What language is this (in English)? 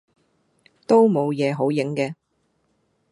Cantonese